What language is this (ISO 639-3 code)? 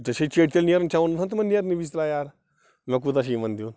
kas